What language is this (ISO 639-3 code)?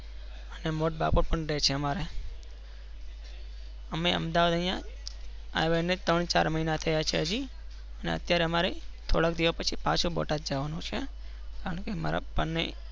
guj